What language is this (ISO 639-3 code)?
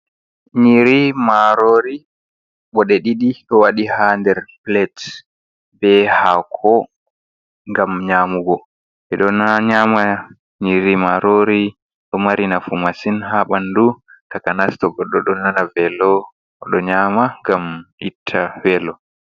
ful